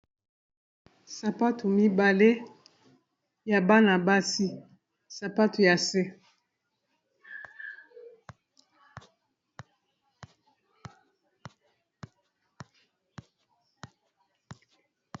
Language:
Lingala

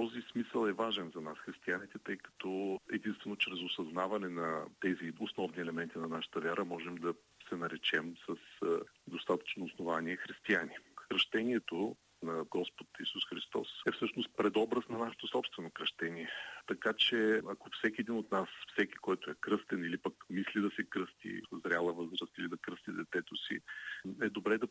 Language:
Bulgarian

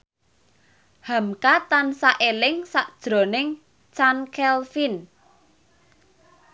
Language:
Javanese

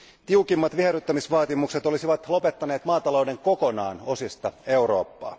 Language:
Finnish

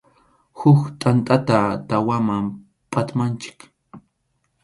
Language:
Arequipa-La Unión Quechua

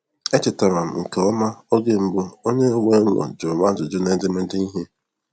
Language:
Igbo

